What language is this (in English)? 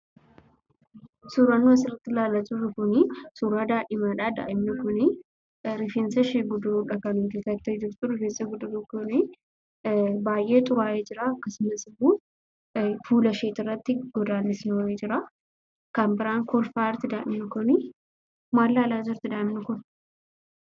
Oromo